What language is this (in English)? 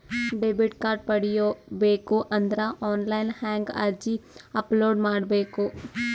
Kannada